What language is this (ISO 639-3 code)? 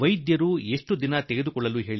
kan